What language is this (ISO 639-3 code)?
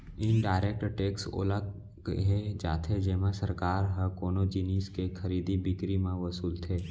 hne